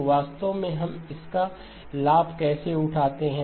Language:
Hindi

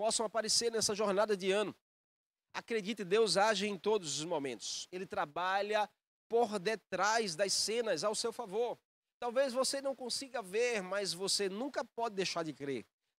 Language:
Portuguese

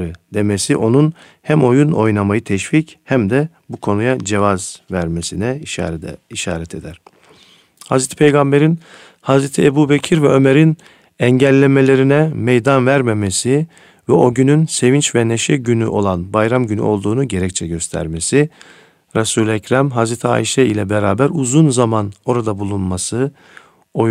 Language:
Turkish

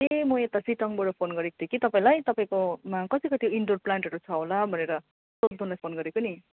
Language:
Nepali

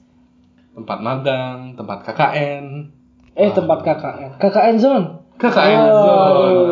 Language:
Indonesian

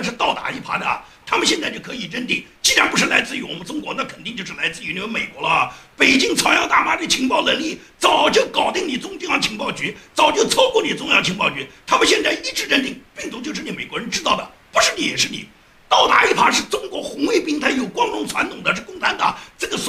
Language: Chinese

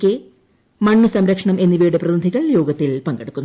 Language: Malayalam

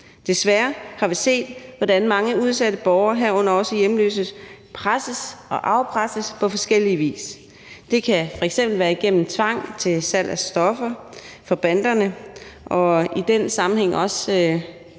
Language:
Danish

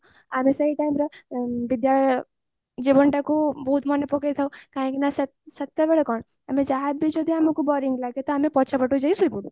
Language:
Odia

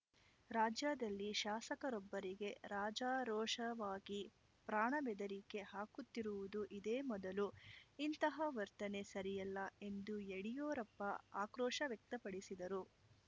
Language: Kannada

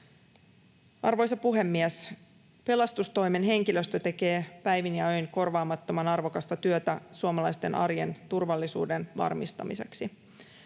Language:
Finnish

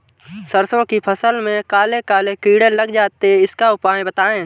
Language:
Hindi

